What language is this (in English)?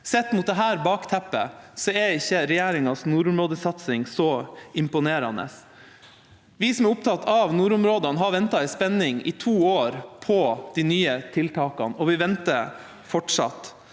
Norwegian